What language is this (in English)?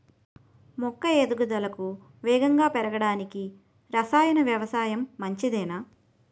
Telugu